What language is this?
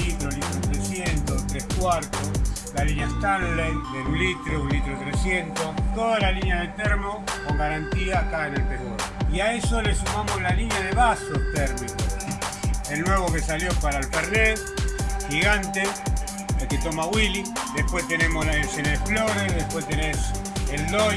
Spanish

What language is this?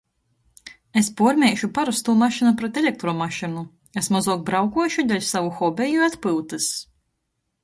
Latgalian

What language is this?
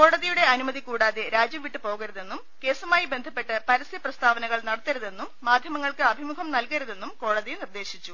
Malayalam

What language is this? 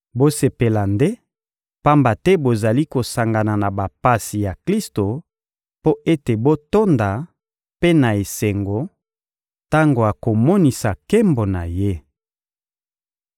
Lingala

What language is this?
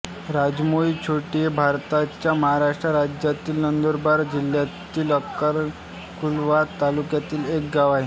Marathi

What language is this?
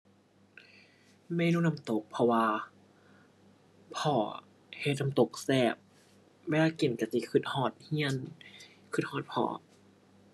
Thai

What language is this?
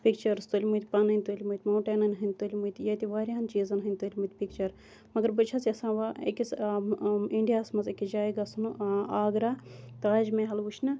Kashmiri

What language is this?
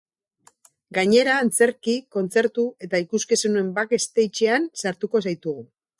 Basque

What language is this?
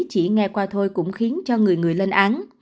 Vietnamese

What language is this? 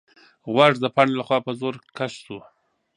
Pashto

